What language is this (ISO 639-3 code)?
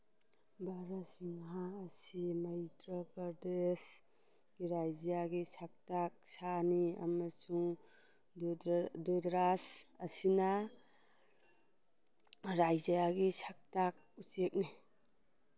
mni